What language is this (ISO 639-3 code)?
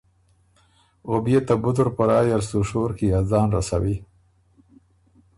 oru